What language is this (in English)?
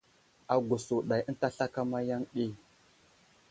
Wuzlam